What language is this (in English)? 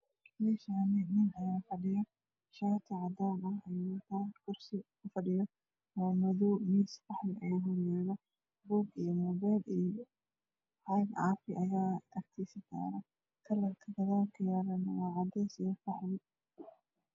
Somali